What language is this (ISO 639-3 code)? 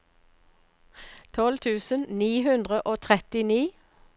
nor